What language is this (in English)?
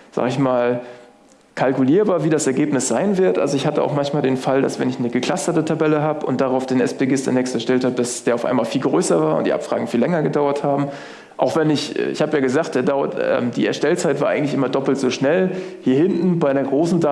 German